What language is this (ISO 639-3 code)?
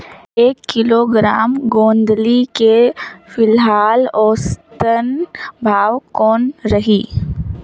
hne